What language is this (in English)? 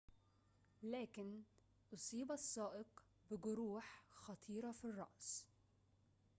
Arabic